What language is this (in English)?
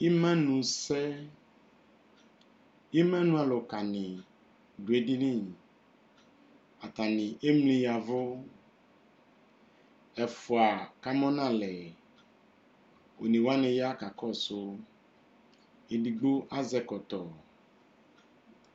Ikposo